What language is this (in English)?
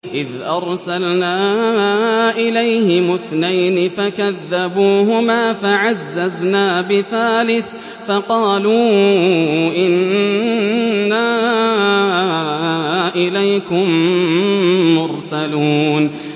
Arabic